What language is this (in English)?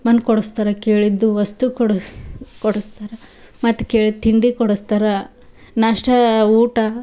Kannada